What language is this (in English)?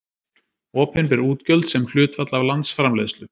Icelandic